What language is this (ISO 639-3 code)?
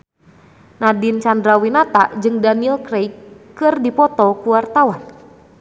sun